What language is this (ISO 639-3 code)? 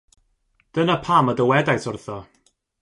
cym